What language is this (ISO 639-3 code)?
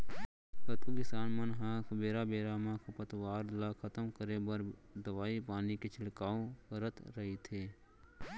hne